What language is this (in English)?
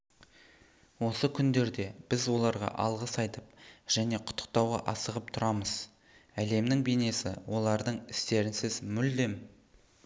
Kazakh